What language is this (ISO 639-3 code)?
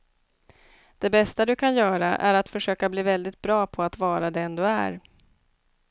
swe